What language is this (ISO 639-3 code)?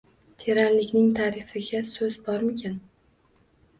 uzb